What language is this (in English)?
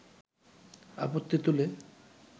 Bangla